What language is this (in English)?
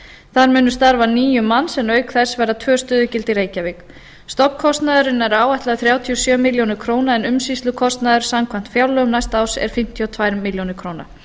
Icelandic